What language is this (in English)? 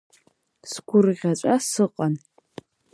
Abkhazian